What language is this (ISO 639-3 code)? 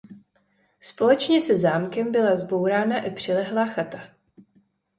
ces